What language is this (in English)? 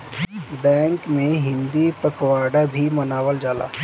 Bhojpuri